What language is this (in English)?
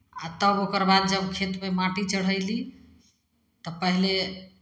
Maithili